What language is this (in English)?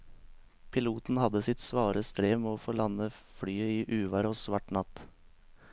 Norwegian